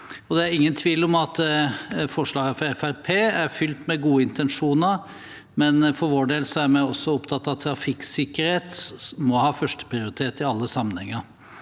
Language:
Norwegian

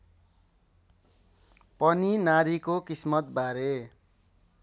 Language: Nepali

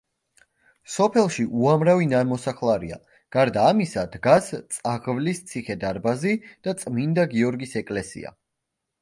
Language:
Georgian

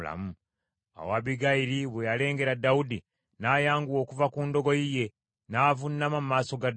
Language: Ganda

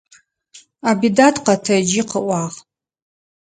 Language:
Adyghe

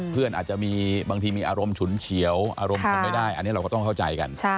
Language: Thai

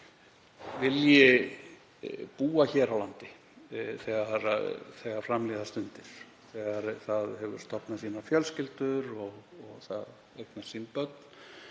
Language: Icelandic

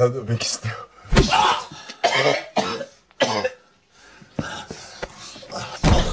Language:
Turkish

